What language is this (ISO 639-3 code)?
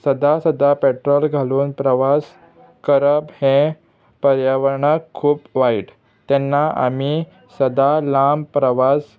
kok